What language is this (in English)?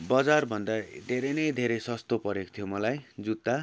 Nepali